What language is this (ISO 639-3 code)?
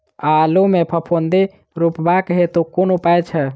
mai